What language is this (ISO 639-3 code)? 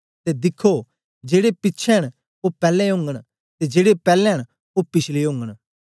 doi